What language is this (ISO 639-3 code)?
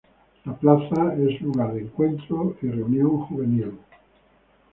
spa